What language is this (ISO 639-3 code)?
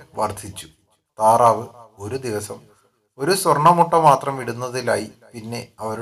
mal